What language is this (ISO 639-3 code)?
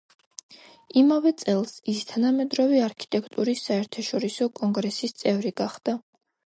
kat